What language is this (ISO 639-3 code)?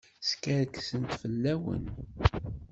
kab